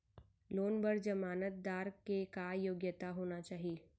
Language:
Chhattisgarhi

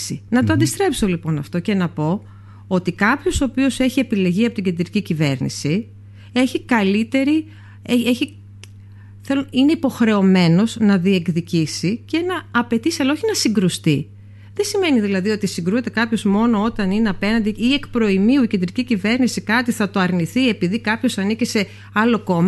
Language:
Greek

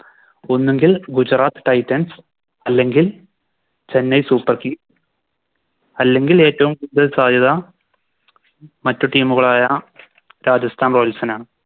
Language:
Malayalam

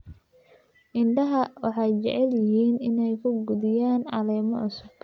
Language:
Somali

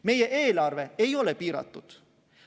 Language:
Estonian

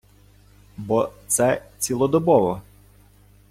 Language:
Ukrainian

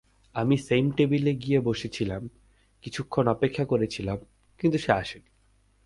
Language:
Bangla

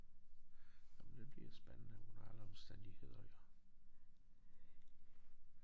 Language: Danish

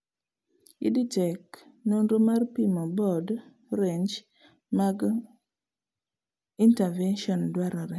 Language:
Luo (Kenya and Tanzania)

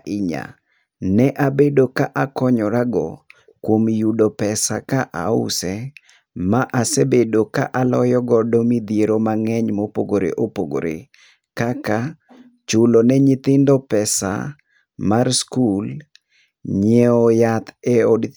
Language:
Luo (Kenya and Tanzania)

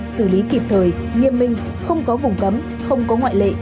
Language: Vietnamese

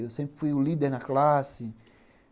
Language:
Portuguese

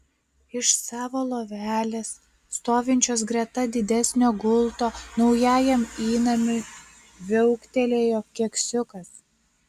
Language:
Lithuanian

